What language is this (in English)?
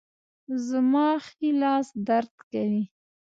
Pashto